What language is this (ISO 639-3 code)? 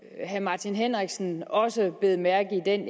dan